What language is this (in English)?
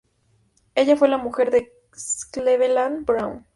Spanish